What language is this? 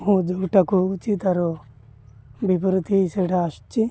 Odia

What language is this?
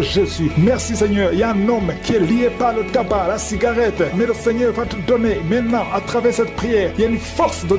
French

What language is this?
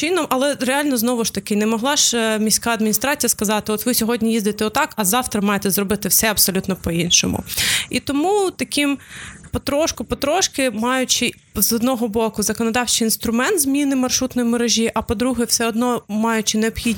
Ukrainian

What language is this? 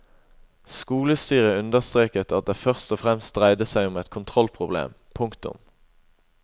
Norwegian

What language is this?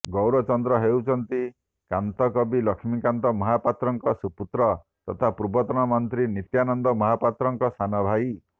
Odia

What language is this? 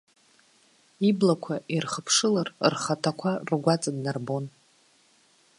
Abkhazian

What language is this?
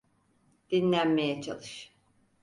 Turkish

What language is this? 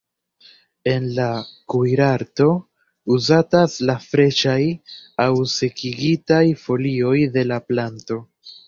Esperanto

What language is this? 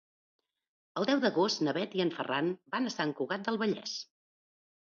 Catalan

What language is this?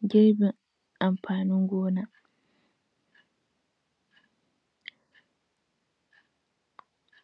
Hausa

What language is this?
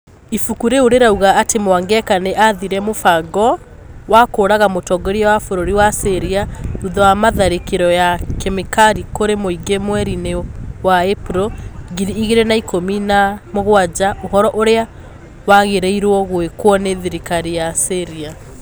Kikuyu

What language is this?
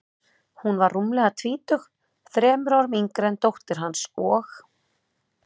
Icelandic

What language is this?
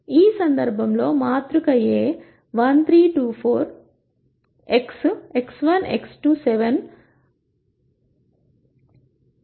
Telugu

